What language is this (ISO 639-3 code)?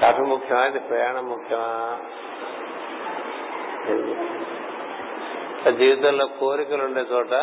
tel